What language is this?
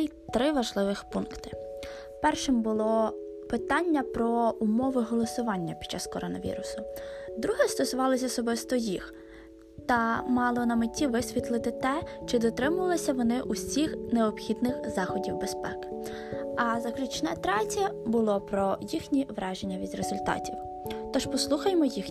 Ukrainian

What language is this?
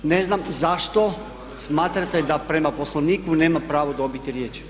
Croatian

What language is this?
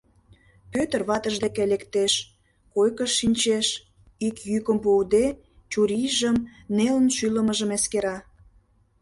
Mari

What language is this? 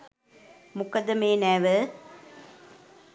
Sinhala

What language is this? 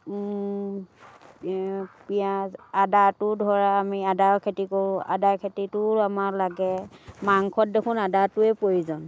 Assamese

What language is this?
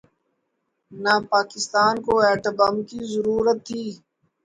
Urdu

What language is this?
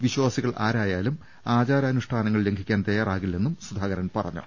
Malayalam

